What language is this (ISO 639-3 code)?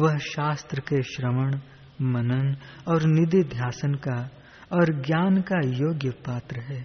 hin